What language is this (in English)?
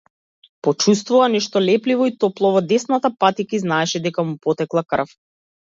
Macedonian